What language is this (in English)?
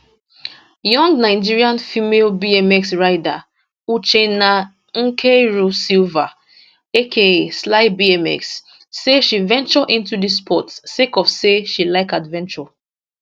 Nigerian Pidgin